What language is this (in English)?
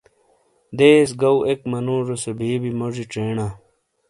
Shina